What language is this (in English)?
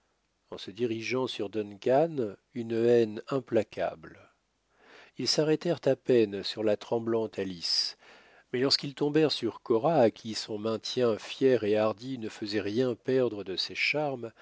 French